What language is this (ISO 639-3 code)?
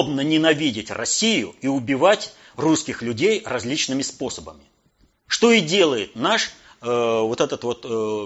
rus